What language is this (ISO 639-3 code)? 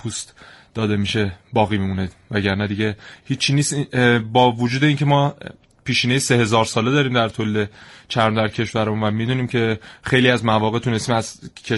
fas